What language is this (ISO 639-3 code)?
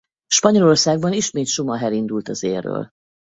hun